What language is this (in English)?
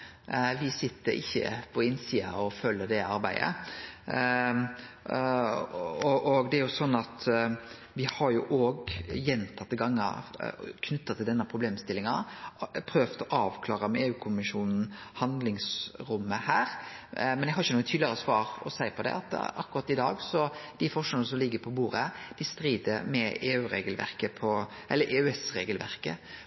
Norwegian Nynorsk